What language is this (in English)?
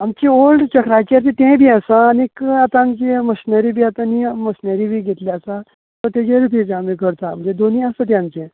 Konkani